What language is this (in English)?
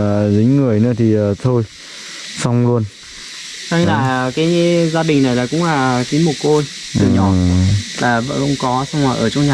Vietnamese